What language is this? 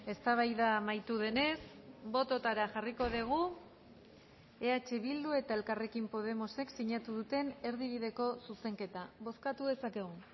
Basque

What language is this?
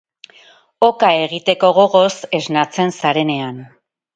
Basque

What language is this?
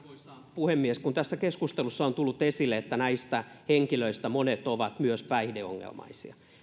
Finnish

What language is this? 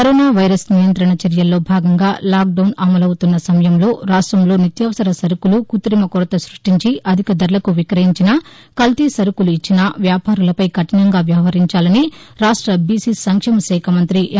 Telugu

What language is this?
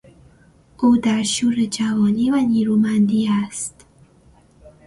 Persian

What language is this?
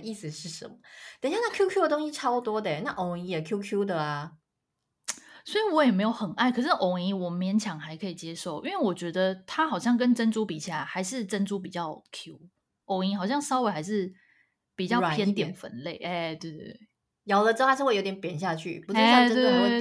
Chinese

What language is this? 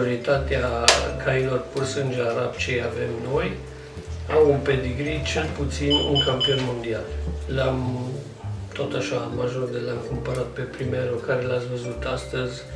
Romanian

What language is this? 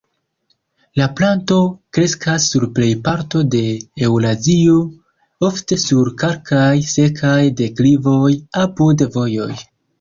Esperanto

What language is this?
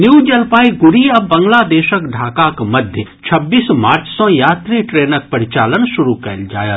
Maithili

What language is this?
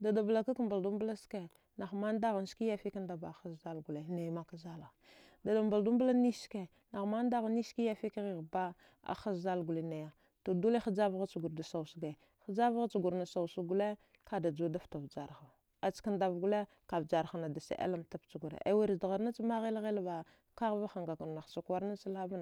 Dghwede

